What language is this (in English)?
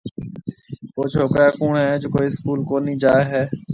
Marwari (Pakistan)